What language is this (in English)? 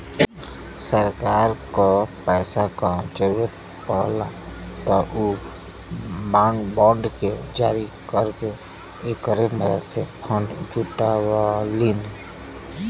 Bhojpuri